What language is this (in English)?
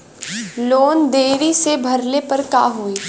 Bhojpuri